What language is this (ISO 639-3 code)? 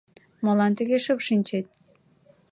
chm